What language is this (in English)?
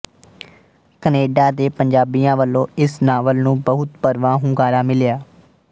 Punjabi